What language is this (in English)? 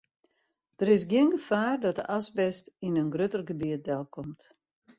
Western Frisian